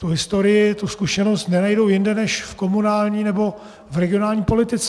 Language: Czech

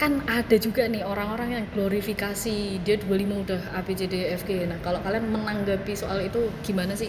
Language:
Indonesian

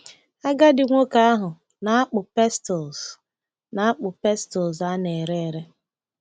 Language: Igbo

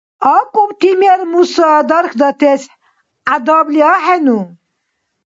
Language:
Dargwa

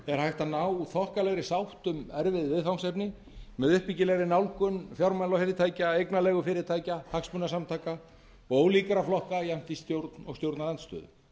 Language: Icelandic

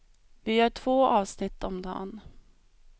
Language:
Swedish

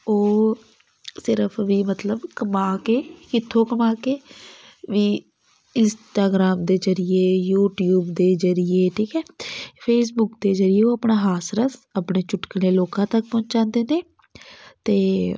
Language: Punjabi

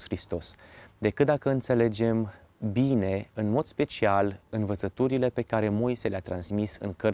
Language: Romanian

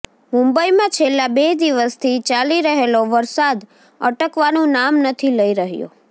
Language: Gujarati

